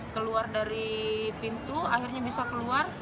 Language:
Indonesian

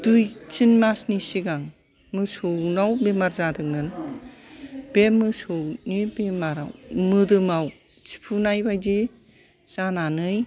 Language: Bodo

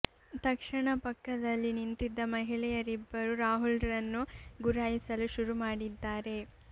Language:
Kannada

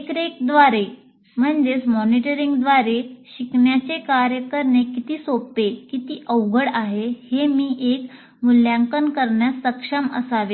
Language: Marathi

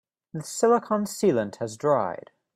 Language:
English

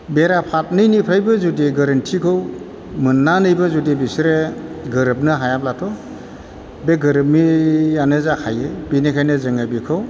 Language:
Bodo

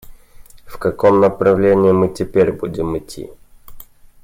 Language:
Russian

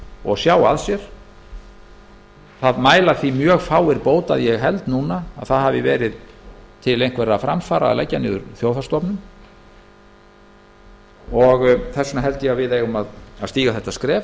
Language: Icelandic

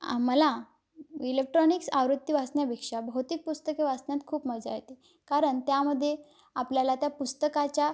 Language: Marathi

